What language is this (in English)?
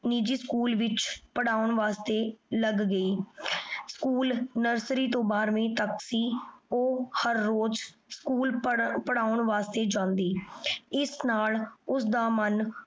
Punjabi